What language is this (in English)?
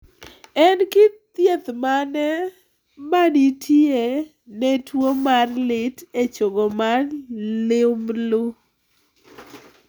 Luo (Kenya and Tanzania)